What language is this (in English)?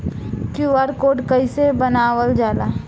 Bhojpuri